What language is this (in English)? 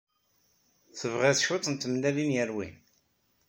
Kabyle